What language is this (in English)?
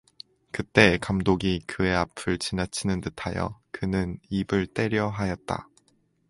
Korean